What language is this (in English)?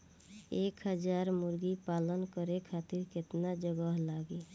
Bhojpuri